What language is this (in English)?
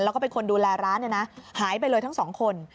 Thai